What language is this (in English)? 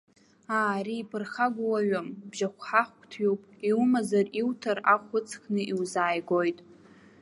Abkhazian